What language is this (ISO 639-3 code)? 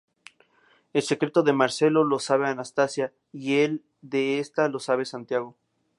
spa